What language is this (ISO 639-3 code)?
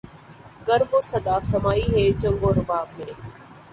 urd